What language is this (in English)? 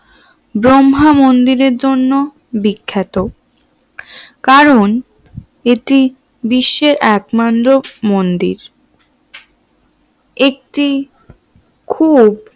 Bangla